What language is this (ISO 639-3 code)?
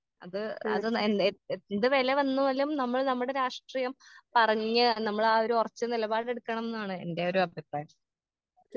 mal